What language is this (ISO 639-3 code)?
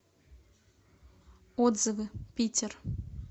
rus